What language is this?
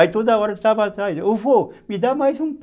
Portuguese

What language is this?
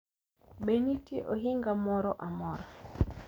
Luo (Kenya and Tanzania)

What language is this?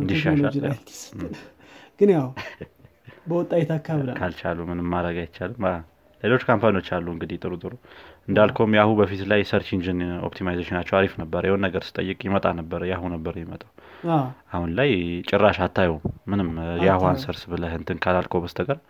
Amharic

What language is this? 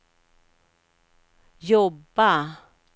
Swedish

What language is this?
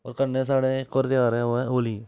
Dogri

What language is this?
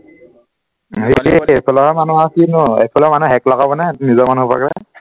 Assamese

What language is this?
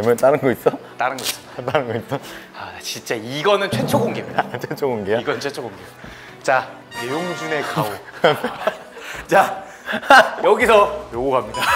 Korean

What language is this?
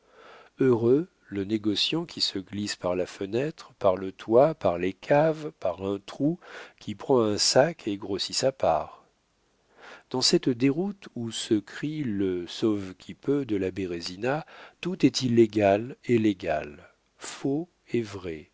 French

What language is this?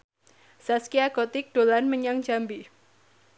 Javanese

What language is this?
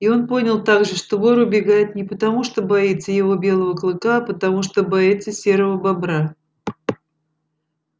Russian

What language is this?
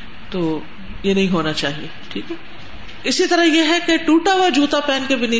Urdu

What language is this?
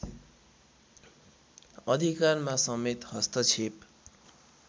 Nepali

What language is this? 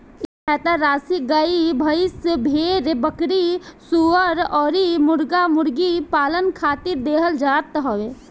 Bhojpuri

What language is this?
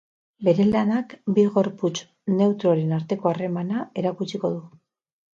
Basque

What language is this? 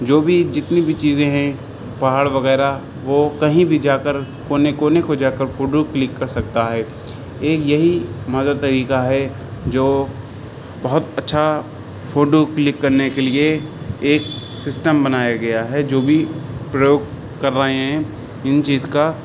Urdu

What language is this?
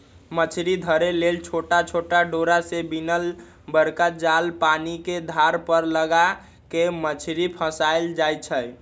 Magahi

